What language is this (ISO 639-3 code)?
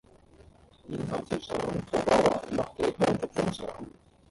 yue